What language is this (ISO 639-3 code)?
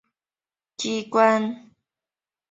zho